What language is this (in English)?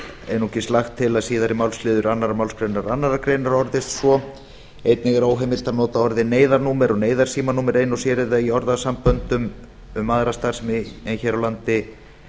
Icelandic